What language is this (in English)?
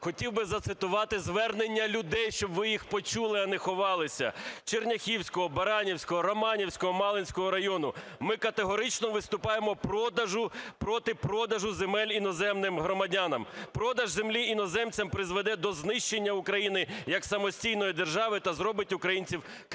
Ukrainian